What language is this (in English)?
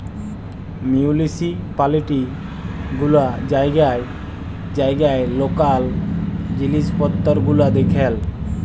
Bangla